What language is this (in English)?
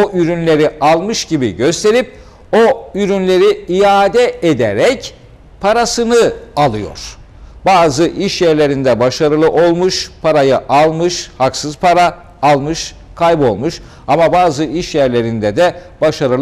Turkish